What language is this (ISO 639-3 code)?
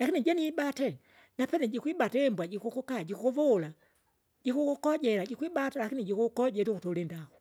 zga